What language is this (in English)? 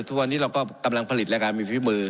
Thai